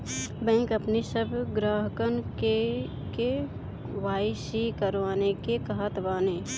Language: Bhojpuri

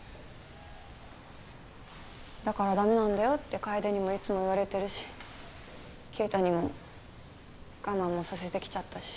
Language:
Japanese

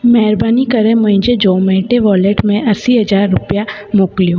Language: Sindhi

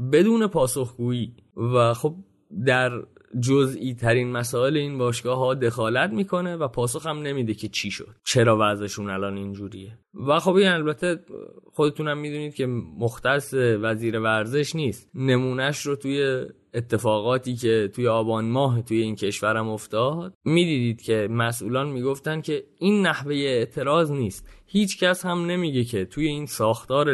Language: Persian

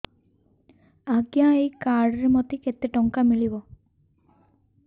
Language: Odia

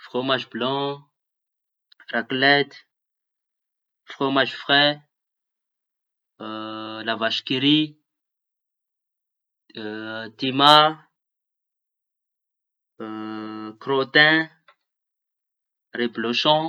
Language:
Tanosy Malagasy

